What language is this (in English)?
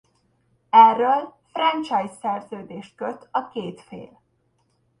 Hungarian